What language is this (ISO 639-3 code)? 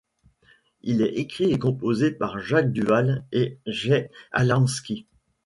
fra